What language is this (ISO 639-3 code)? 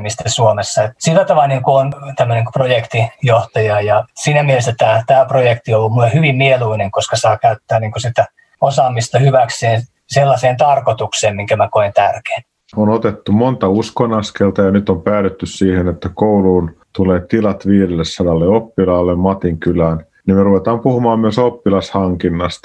fin